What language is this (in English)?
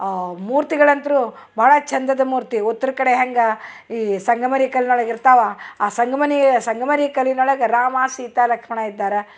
Kannada